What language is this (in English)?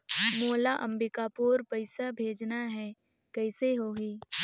Chhattisgarhi